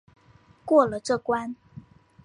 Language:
Chinese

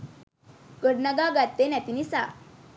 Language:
Sinhala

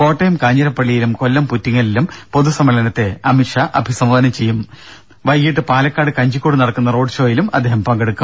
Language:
Malayalam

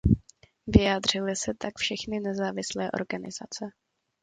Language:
Czech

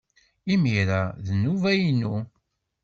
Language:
Kabyle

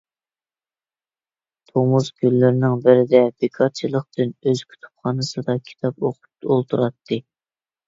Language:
Uyghur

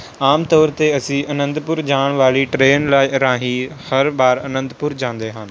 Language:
Punjabi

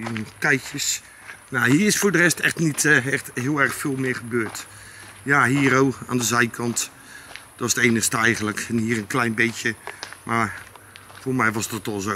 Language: Dutch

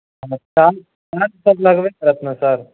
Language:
Maithili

